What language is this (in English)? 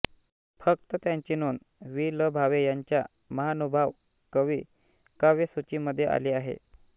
Marathi